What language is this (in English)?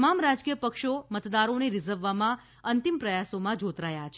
Gujarati